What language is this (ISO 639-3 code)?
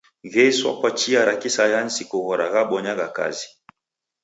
dav